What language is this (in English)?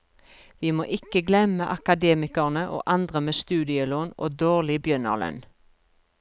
Norwegian